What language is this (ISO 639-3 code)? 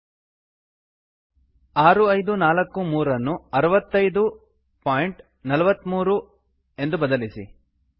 kan